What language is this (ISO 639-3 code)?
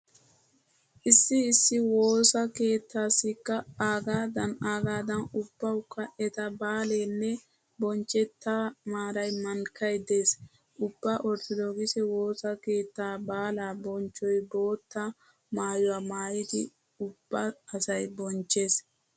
wal